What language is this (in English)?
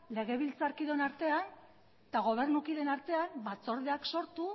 Basque